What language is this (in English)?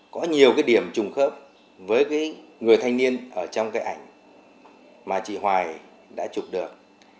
Vietnamese